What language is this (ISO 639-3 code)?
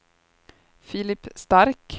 swe